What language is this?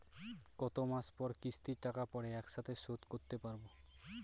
Bangla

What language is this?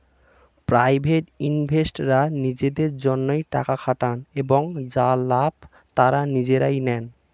Bangla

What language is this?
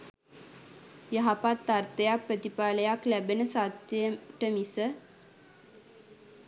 Sinhala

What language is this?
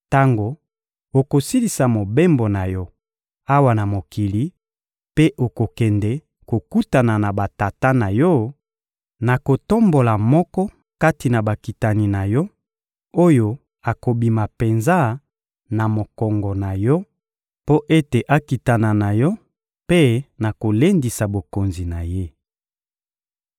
Lingala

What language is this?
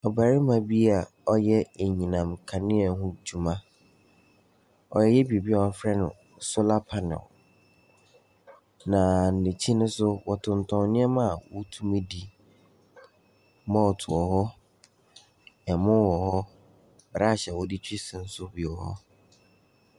Akan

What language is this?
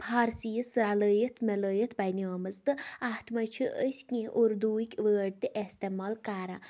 Kashmiri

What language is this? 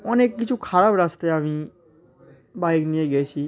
Bangla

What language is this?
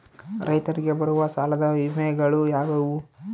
Kannada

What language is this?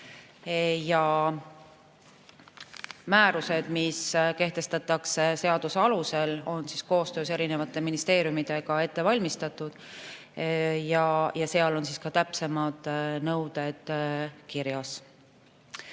Estonian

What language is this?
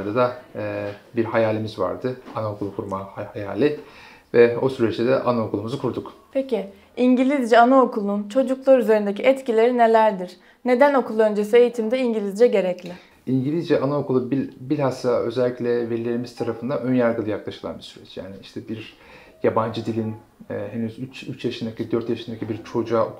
Turkish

